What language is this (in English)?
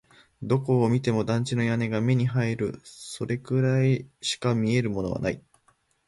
Japanese